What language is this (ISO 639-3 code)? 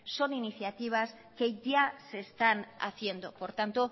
spa